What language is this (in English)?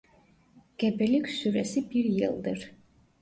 Turkish